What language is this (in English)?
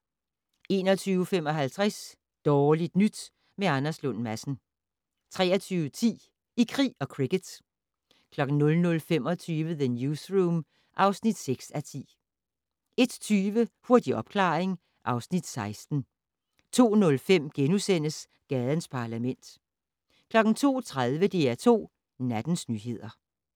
Danish